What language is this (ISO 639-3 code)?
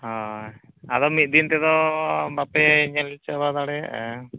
sat